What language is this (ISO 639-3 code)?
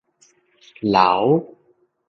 nan